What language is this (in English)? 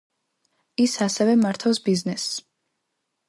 Georgian